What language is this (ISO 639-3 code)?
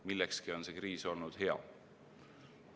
est